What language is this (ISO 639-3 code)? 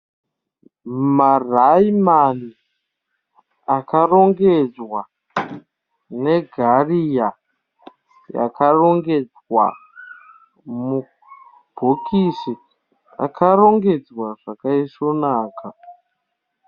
sna